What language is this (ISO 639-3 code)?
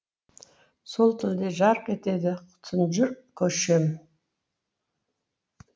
kaz